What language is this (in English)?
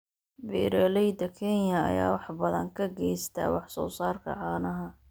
Somali